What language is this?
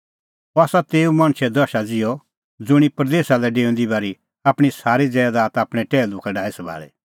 Kullu Pahari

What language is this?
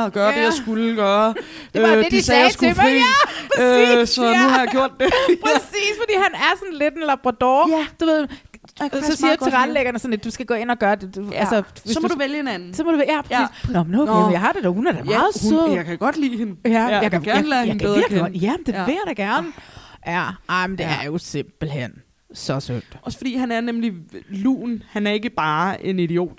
Danish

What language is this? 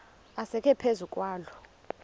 Xhosa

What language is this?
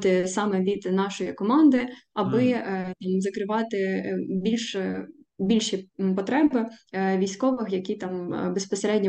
Ukrainian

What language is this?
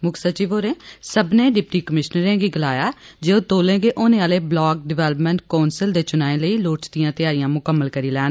Dogri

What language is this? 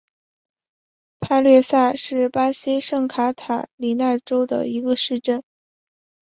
Chinese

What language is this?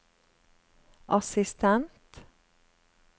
Norwegian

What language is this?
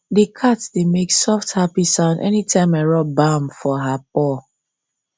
Nigerian Pidgin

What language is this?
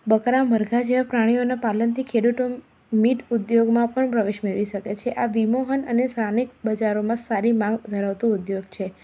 Gujarati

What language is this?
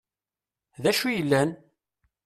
Kabyle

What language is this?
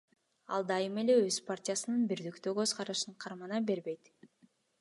Kyrgyz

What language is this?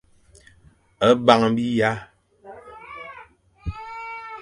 Fang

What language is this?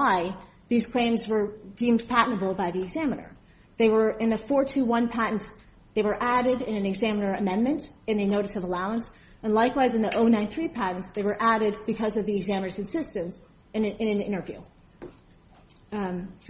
English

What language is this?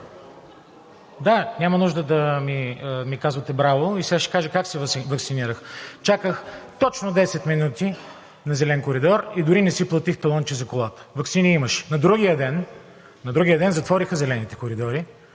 Bulgarian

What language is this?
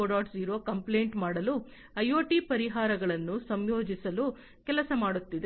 Kannada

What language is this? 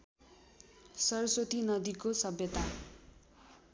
Nepali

